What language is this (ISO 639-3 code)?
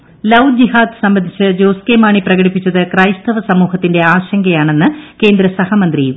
mal